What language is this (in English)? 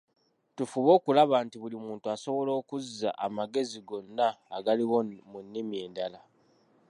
Ganda